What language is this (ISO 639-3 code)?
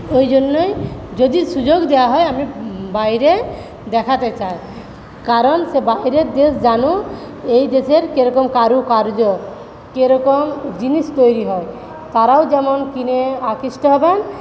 ben